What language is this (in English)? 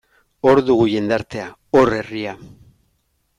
Basque